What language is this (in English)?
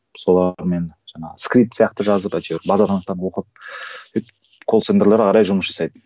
Kazakh